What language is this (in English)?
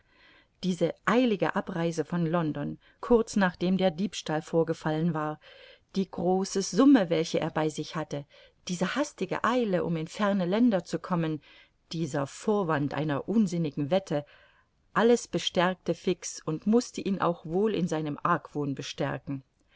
German